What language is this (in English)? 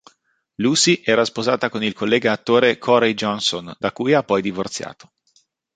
Italian